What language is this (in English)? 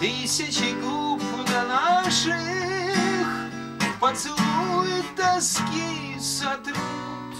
Russian